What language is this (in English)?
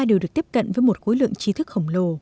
Vietnamese